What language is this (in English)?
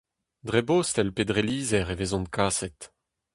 Breton